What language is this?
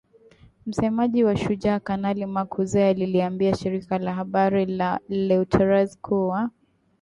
Swahili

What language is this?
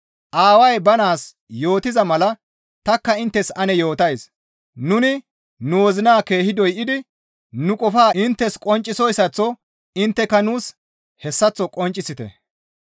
Gamo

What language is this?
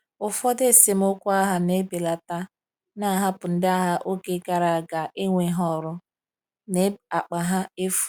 Igbo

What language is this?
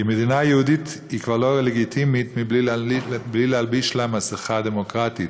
Hebrew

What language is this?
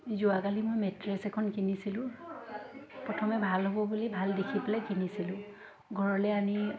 Assamese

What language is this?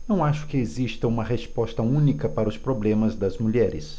Portuguese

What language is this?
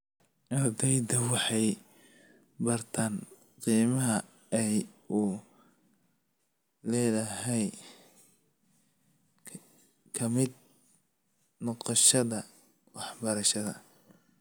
Somali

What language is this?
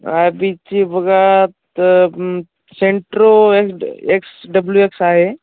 Marathi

